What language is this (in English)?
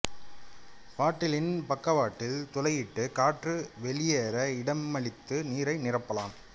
Tamil